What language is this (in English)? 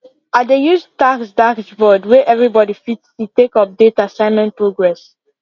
Nigerian Pidgin